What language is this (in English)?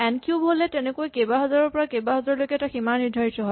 Assamese